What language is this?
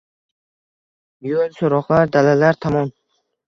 Uzbek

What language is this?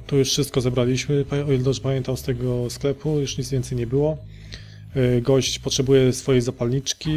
Polish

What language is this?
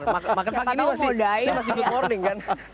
Indonesian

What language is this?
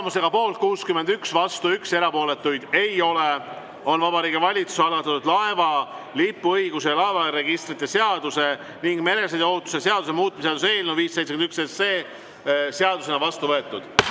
Estonian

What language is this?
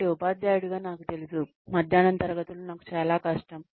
Telugu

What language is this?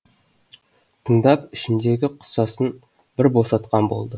Kazakh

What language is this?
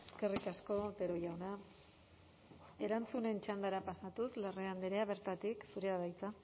Basque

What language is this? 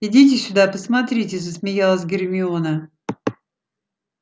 Russian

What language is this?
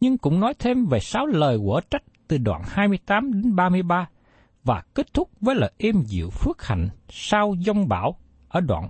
Vietnamese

